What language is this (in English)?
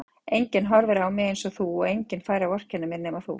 Icelandic